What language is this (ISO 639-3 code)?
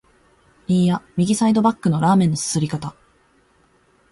jpn